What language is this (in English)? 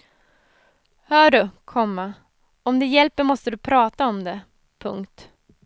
Swedish